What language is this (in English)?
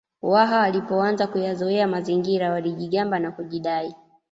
Swahili